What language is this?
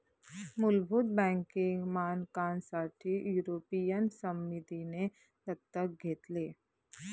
Marathi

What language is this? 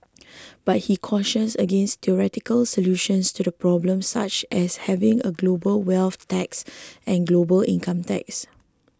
English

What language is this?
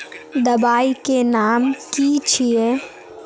Magahi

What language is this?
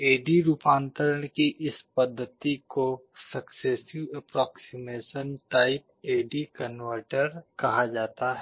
Hindi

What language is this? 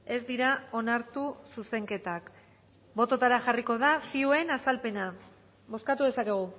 Basque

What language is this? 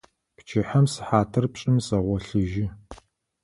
Adyghe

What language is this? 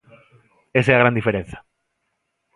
Galician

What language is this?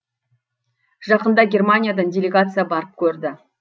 Kazakh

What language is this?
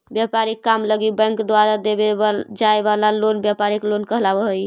Magahi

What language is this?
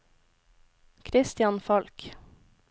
Norwegian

